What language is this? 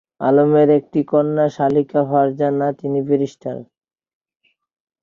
Bangla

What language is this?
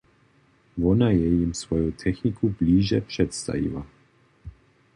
Upper Sorbian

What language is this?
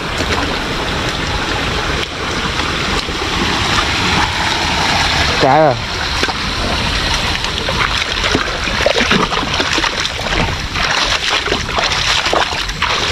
Vietnamese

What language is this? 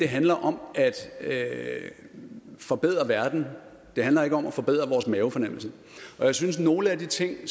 Danish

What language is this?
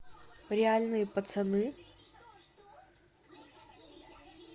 Russian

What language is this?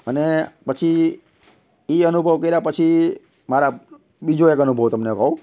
Gujarati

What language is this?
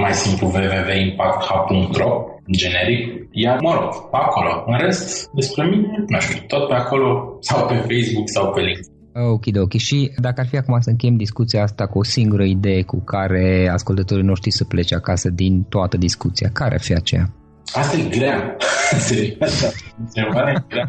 Romanian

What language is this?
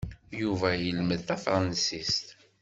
Kabyle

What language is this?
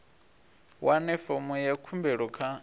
Venda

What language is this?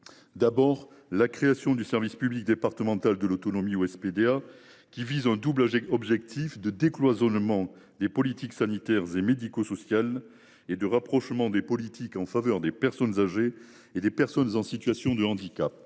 French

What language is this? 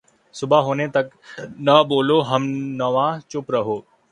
Urdu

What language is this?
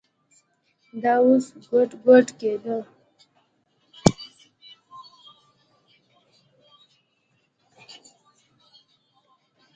Pashto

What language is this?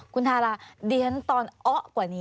Thai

